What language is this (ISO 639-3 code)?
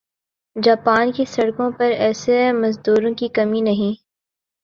urd